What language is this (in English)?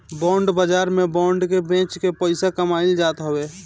Bhojpuri